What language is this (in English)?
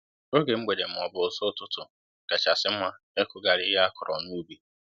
Igbo